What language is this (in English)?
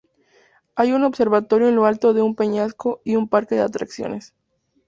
Spanish